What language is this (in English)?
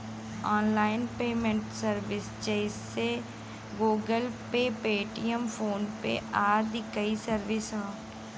Bhojpuri